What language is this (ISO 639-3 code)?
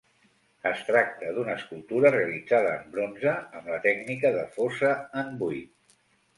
cat